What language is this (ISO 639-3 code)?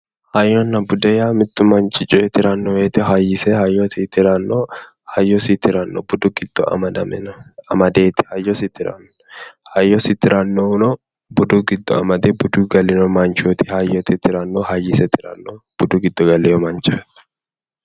sid